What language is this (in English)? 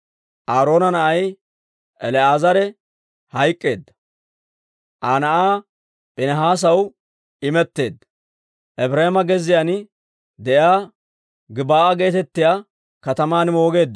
Dawro